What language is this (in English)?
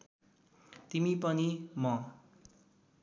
Nepali